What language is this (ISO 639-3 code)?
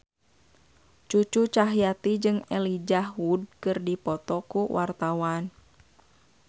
sun